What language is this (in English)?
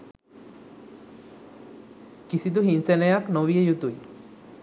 Sinhala